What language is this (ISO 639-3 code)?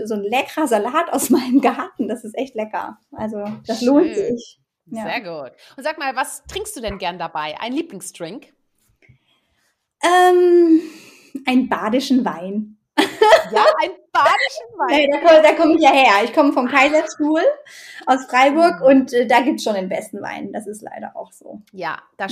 deu